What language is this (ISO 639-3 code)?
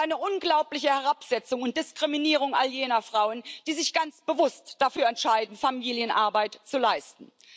deu